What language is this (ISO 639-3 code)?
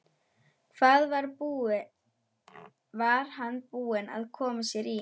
isl